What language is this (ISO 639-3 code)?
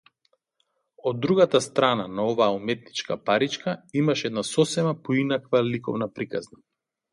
mkd